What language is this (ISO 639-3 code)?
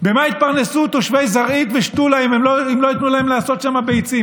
heb